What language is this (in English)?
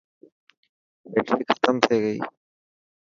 Dhatki